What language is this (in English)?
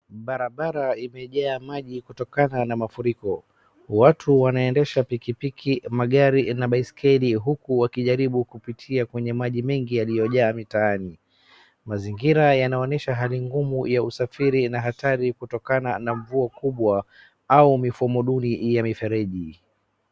Swahili